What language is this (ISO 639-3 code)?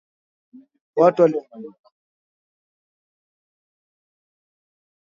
swa